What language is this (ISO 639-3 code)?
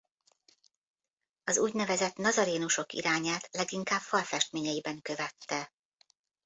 hun